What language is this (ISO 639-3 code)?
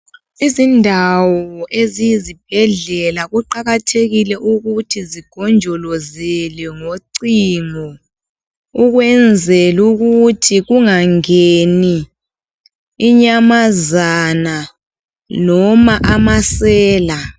nde